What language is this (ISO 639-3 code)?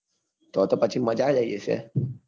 guj